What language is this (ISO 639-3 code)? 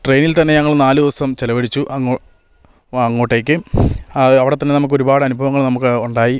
mal